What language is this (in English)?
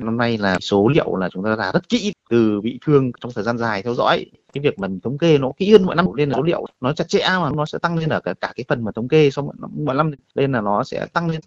Vietnamese